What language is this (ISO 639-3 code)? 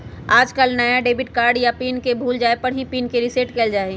mag